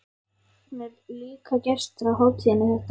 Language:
Icelandic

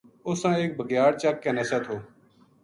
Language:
Gujari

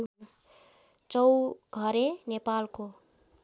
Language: Nepali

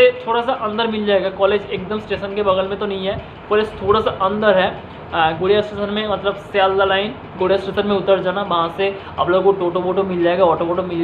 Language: Hindi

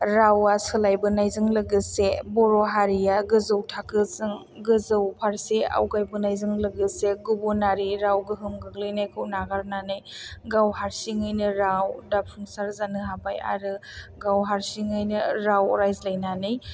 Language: Bodo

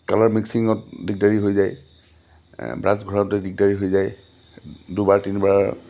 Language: Assamese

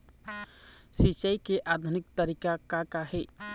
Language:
Chhattisgarhi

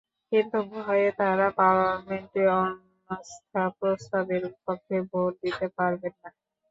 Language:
Bangla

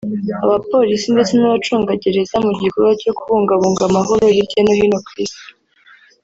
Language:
Kinyarwanda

